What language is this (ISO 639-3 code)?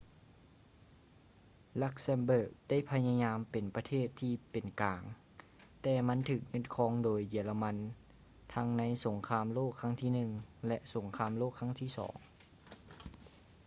lao